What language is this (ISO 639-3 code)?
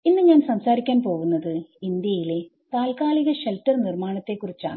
mal